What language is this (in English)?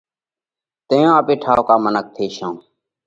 Parkari Koli